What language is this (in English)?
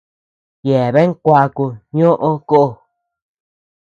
Tepeuxila Cuicatec